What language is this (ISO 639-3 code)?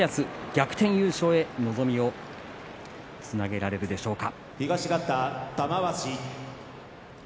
jpn